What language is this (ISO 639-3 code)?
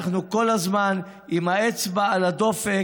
heb